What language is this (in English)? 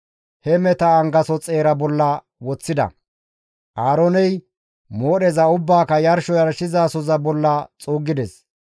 Gamo